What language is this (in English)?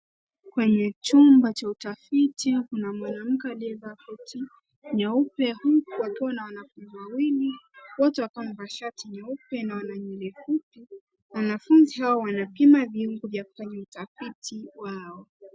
Swahili